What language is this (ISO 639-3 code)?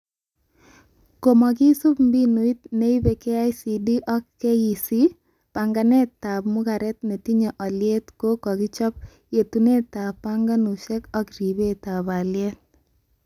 kln